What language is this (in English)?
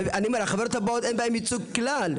Hebrew